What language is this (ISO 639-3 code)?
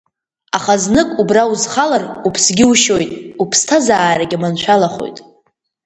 abk